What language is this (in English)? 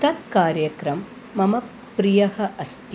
Sanskrit